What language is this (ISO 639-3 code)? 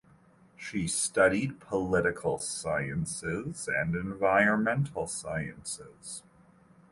eng